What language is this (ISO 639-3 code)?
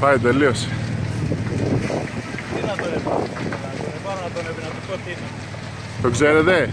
ell